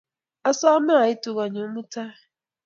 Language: Kalenjin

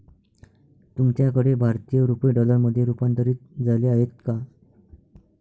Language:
Marathi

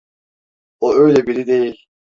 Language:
Turkish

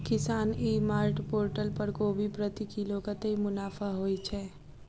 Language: Maithili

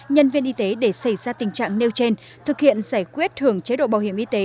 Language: Vietnamese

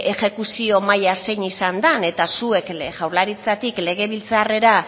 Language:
Basque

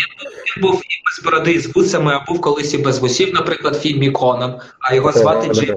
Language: Ukrainian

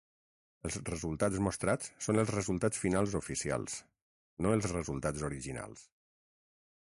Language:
Catalan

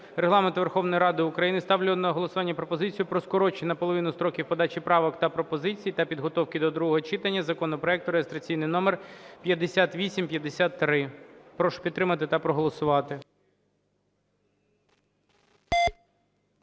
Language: Ukrainian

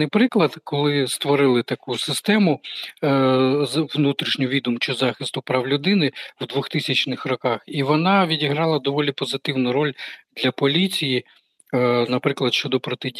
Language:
Ukrainian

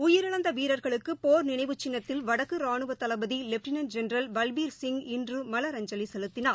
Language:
Tamil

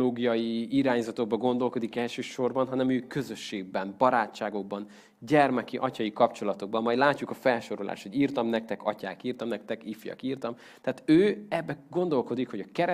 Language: Hungarian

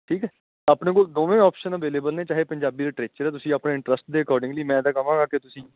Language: Punjabi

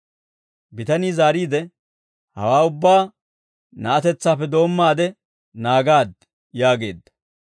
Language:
Dawro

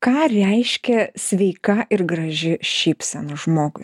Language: Lithuanian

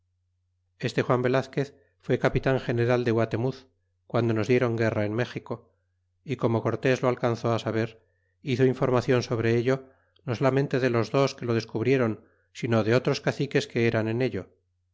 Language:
Spanish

